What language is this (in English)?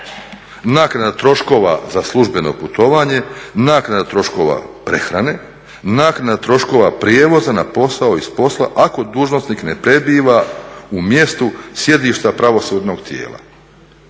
Croatian